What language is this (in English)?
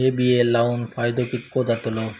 Marathi